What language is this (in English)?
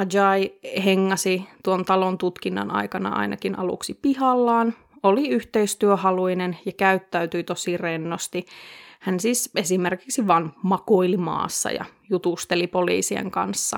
Finnish